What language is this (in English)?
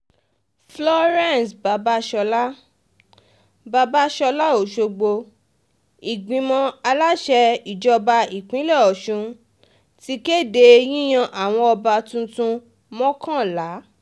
Yoruba